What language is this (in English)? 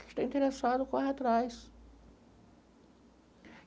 Portuguese